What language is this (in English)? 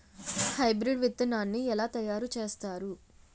Telugu